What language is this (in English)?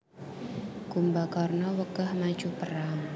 Javanese